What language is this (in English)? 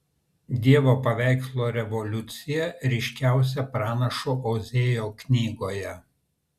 Lithuanian